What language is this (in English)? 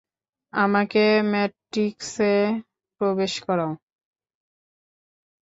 Bangla